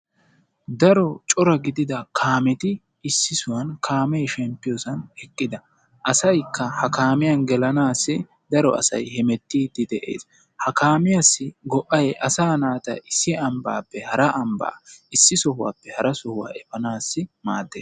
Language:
Wolaytta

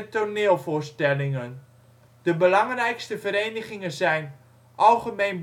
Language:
Dutch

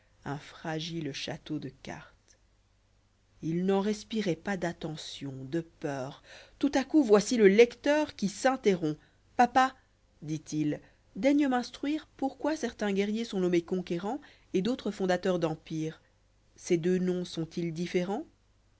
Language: French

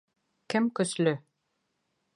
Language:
Bashkir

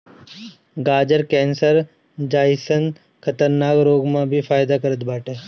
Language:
Bhojpuri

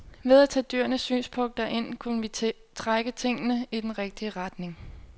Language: Danish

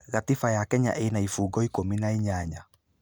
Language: Kikuyu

